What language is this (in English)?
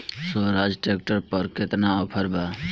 Bhojpuri